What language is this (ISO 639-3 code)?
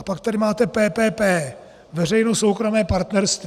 ces